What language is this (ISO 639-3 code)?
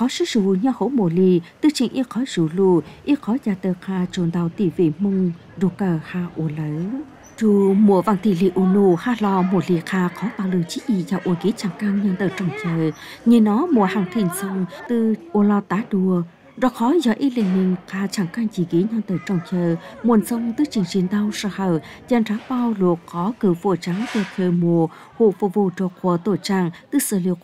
vie